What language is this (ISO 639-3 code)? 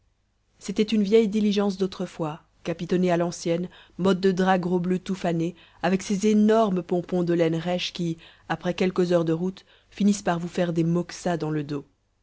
fra